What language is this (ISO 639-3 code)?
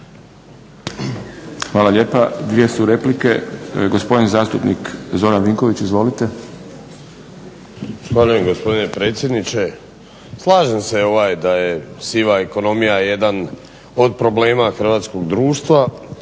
hrv